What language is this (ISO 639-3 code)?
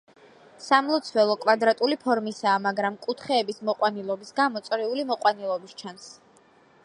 kat